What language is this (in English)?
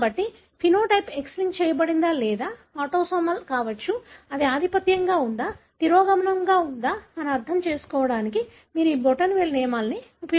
Telugu